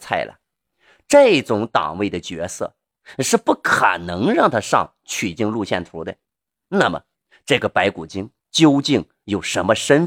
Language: Chinese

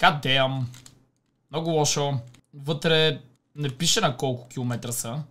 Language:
Bulgarian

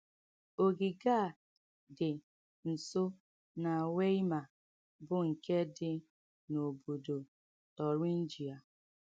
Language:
Igbo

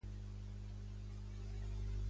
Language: Catalan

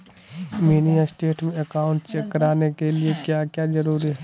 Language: Magahi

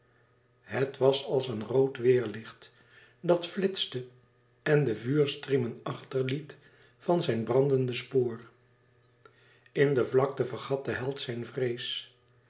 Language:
Dutch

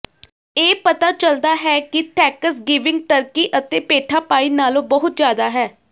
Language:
Punjabi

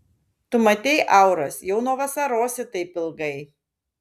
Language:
Lithuanian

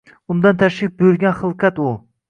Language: Uzbek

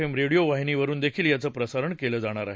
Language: Marathi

